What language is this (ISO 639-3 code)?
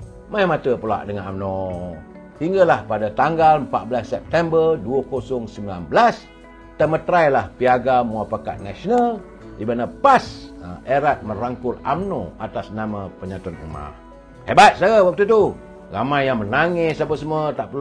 msa